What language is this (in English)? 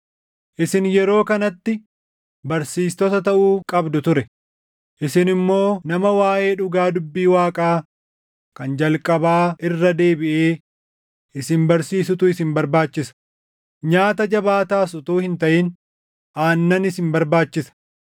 Oromo